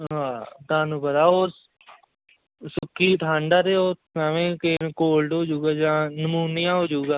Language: Punjabi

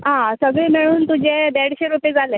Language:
Konkani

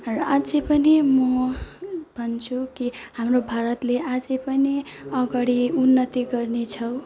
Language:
Nepali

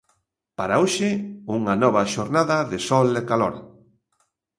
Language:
Galician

